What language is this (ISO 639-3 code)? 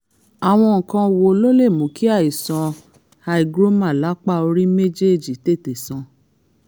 yor